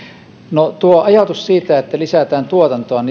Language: Finnish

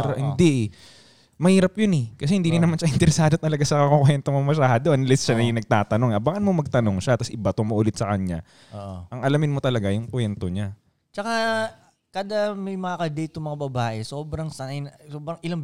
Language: Filipino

